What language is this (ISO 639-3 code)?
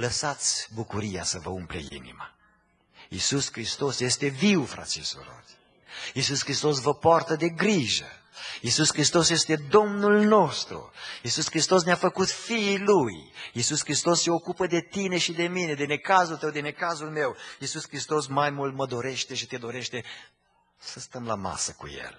ron